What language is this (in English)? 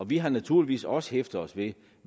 Danish